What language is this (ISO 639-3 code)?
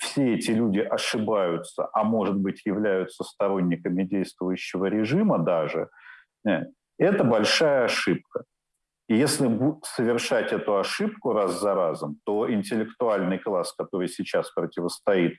rus